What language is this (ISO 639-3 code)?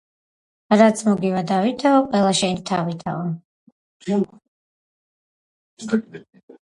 kat